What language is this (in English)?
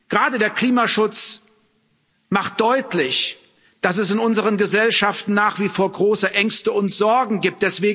German